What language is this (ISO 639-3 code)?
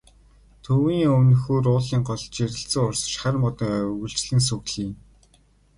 mon